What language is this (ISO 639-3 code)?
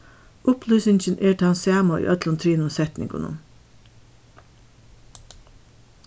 fao